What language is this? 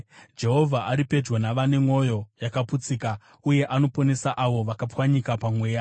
Shona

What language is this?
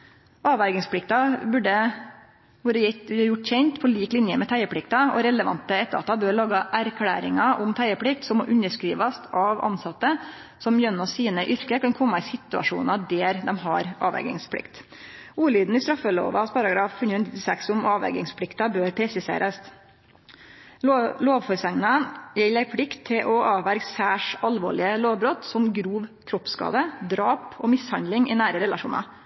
Norwegian Nynorsk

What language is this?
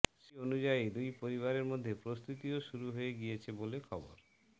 Bangla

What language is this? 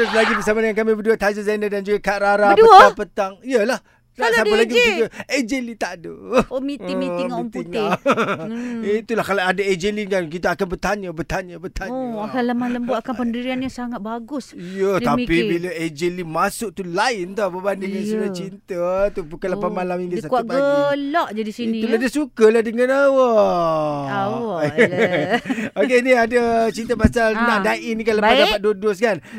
Malay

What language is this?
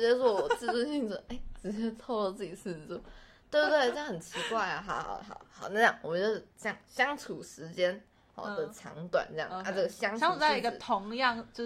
Chinese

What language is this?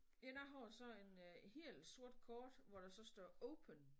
Danish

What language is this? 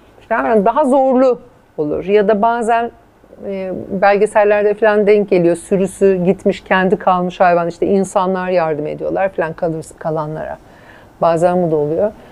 Turkish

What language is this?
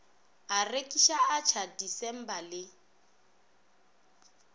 Northern Sotho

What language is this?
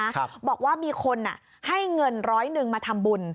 Thai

